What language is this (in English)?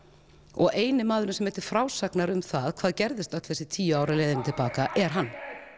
Icelandic